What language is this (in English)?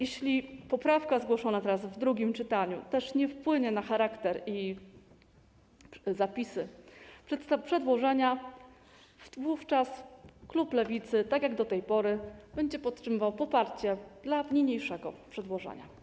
Polish